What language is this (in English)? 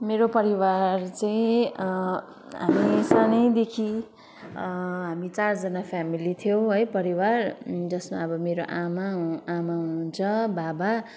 Nepali